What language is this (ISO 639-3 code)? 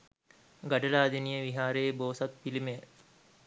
sin